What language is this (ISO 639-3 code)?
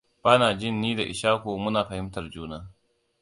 hau